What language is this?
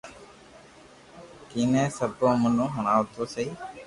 Loarki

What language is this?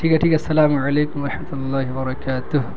Urdu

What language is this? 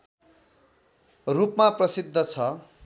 Nepali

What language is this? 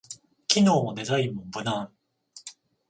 Japanese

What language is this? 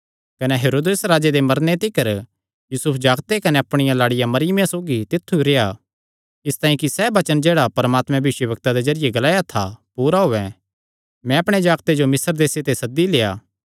Kangri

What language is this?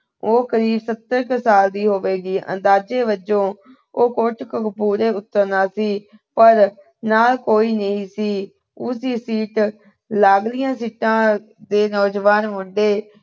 Punjabi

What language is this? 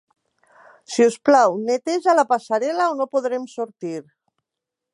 Catalan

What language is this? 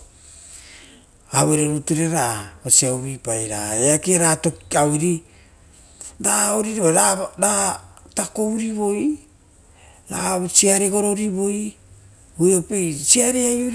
Rotokas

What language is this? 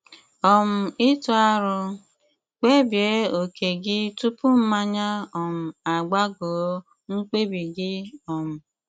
Igbo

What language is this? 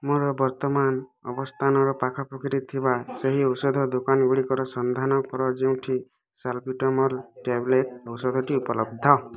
Odia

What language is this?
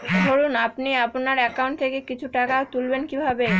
Bangla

